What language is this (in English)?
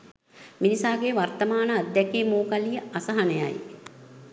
Sinhala